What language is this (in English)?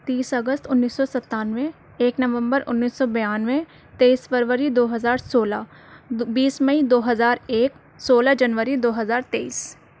Urdu